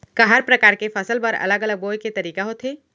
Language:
Chhattisgarhi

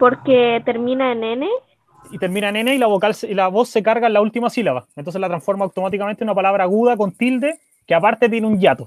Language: Spanish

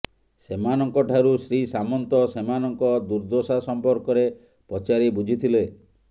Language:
Odia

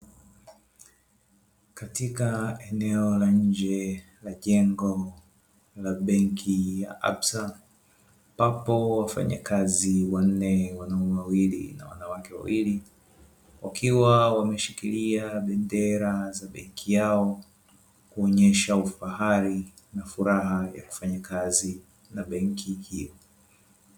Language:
Swahili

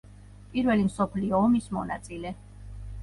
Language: Georgian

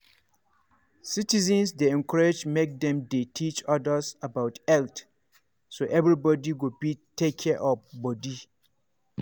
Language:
Nigerian Pidgin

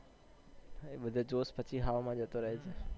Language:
Gujarati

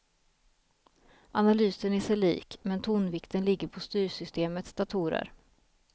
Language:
Swedish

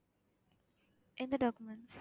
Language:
Tamil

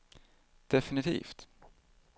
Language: Swedish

